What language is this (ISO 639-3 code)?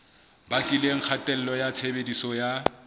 sot